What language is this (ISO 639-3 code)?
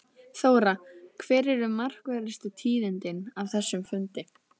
isl